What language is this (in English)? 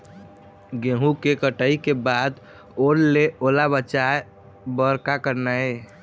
Chhattisgarhi